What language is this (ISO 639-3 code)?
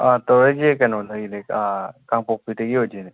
mni